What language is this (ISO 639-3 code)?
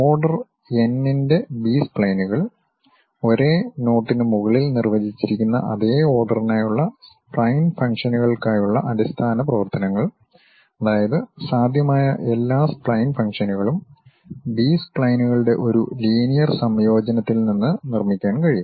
mal